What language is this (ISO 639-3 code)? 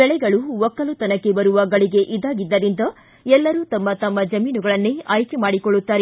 kan